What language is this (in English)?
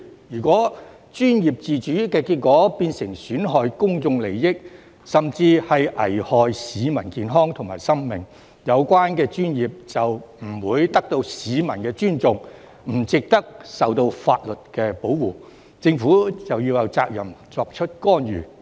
Cantonese